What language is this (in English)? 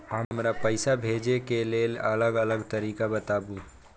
Maithili